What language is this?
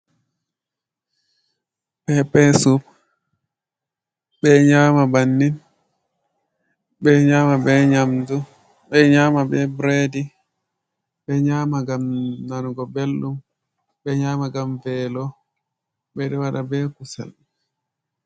Fula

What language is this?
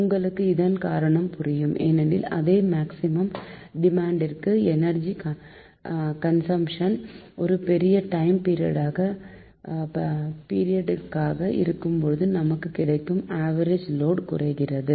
Tamil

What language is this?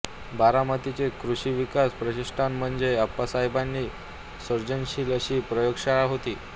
Marathi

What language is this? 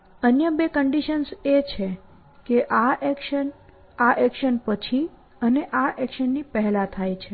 Gujarati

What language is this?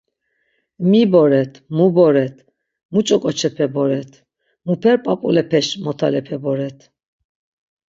Laz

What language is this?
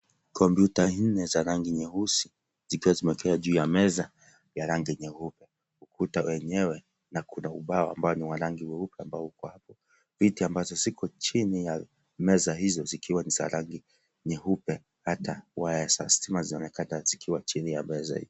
Swahili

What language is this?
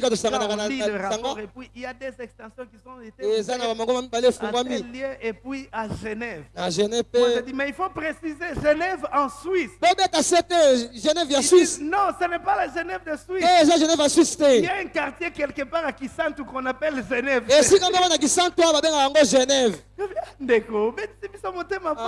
French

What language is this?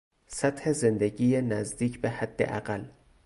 Persian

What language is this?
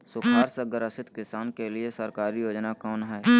Magahi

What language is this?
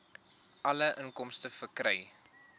Afrikaans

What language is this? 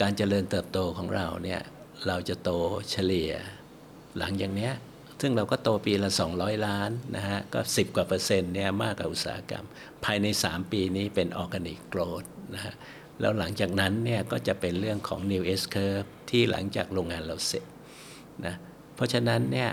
Thai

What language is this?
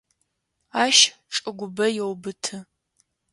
Adyghe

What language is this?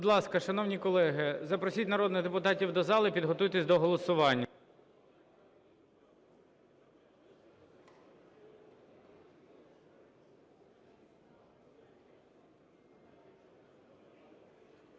Ukrainian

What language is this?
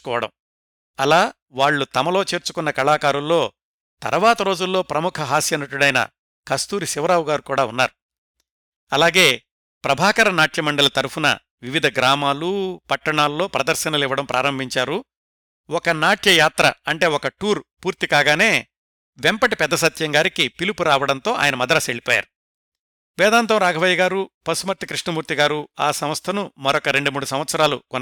Telugu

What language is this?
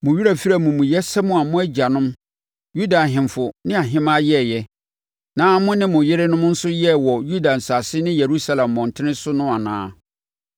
Akan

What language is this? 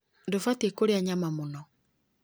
Kikuyu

